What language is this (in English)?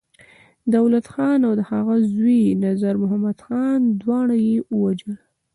Pashto